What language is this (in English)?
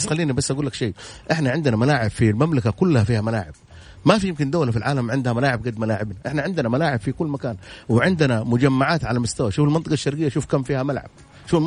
Arabic